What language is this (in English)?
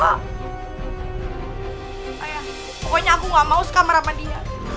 Indonesian